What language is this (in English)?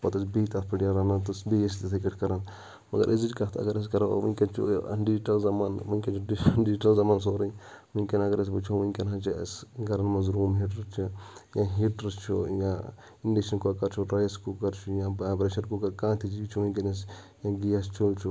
Kashmiri